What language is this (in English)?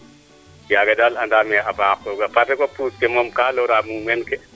Serer